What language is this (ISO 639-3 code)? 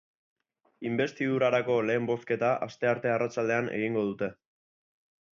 eus